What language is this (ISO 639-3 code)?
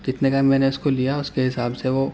urd